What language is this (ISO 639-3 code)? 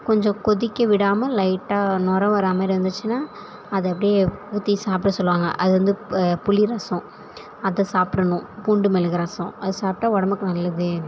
tam